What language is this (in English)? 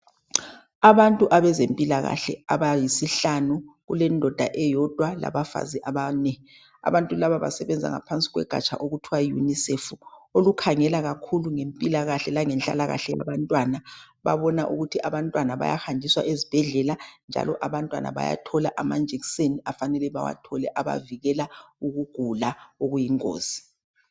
North Ndebele